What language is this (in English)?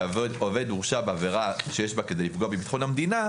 Hebrew